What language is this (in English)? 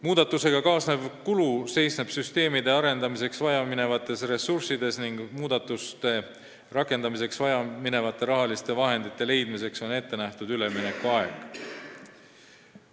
Estonian